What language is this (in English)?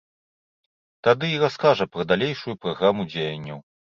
Belarusian